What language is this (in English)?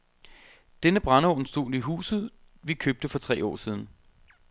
Danish